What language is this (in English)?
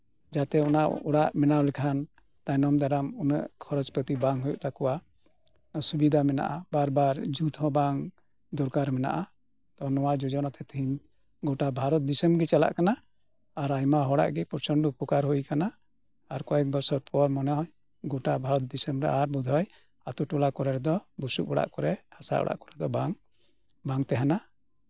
Santali